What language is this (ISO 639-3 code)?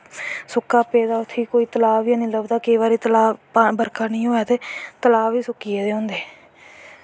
doi